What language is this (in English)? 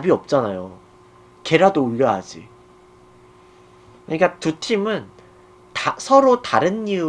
Korean